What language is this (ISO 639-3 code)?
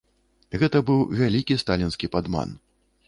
bel